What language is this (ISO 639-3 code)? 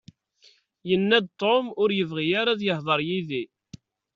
kab